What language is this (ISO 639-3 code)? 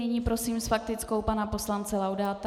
ces